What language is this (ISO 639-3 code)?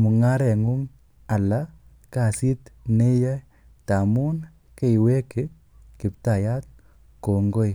kln